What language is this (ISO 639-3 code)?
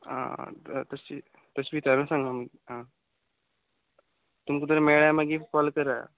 kok